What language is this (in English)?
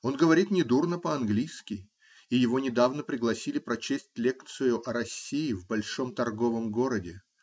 Russian